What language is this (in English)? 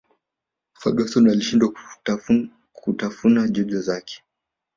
Swahili